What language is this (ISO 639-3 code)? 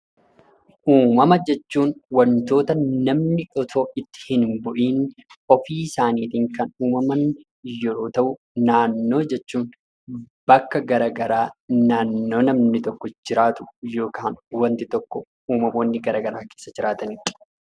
orm